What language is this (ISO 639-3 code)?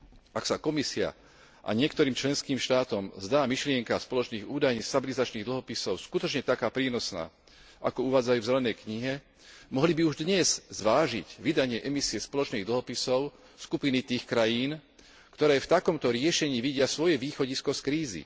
slk